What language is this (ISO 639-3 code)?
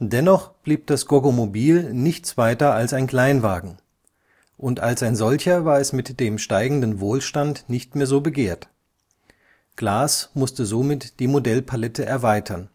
deu